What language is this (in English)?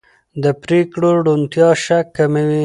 Pashto